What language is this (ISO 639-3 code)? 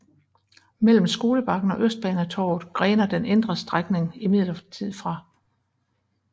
dan